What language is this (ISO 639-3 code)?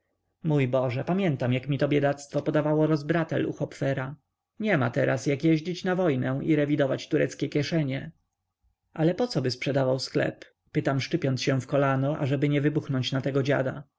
pol